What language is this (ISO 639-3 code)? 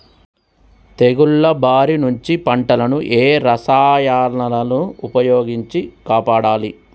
tel